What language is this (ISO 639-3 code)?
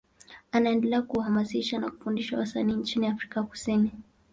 swa